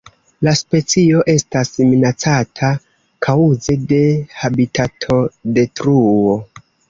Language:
Esperanto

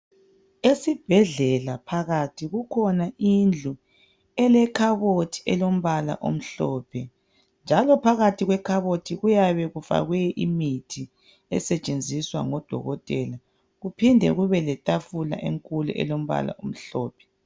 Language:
North Ndebele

